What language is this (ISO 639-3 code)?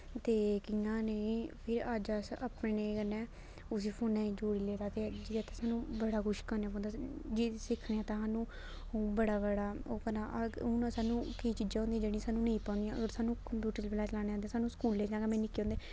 doi